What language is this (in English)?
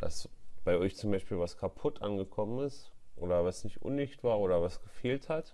German